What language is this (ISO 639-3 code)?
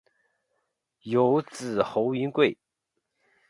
zho